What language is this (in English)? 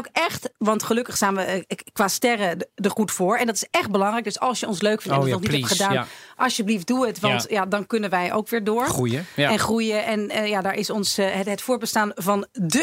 Dutch